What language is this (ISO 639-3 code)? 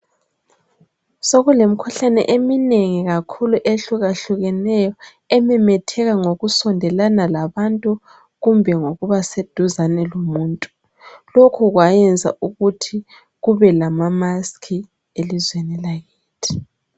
nde